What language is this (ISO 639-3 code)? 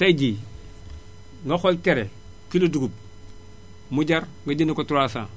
wol